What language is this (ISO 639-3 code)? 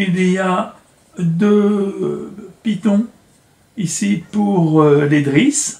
fra